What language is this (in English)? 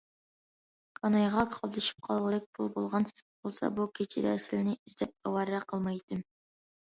Uyghur